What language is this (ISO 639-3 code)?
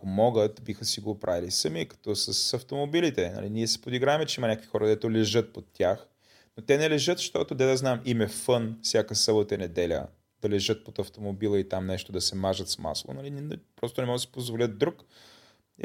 bul